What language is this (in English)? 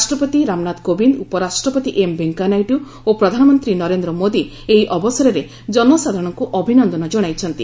Odia